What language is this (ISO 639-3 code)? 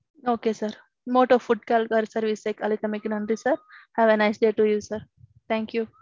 tam